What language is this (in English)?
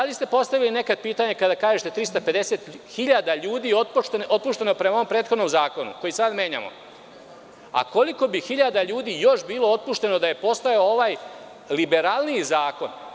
Serbian